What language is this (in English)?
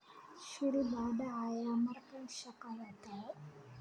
Somali